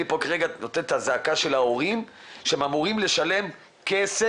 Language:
Hebrew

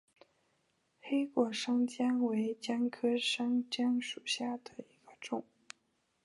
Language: Chinese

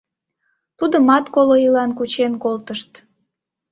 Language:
Mari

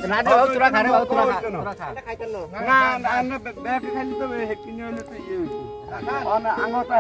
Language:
Thai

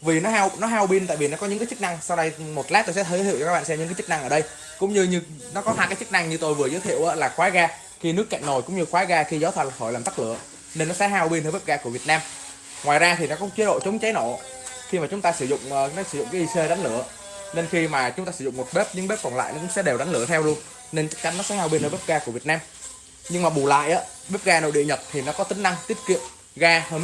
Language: Vietnamese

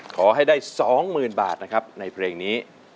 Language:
Thai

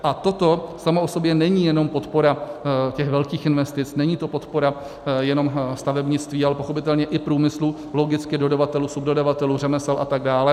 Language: Czech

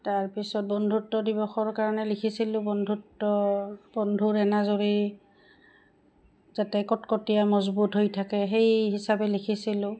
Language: Assamese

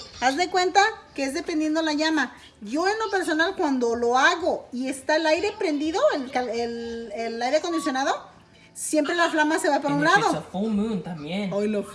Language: Spanish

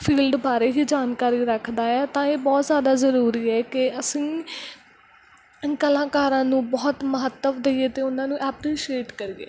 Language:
Punjabi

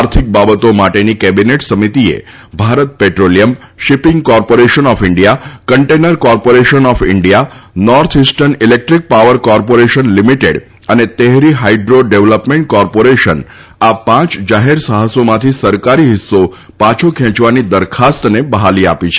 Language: Gujarati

